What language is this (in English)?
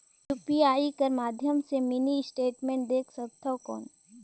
Chhattisgarhi